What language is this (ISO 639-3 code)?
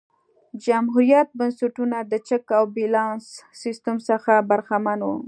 pus